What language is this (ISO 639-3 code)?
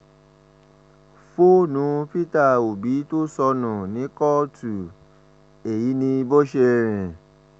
yor